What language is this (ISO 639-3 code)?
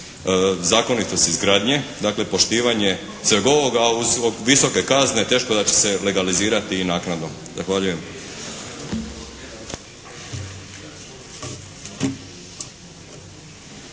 hrv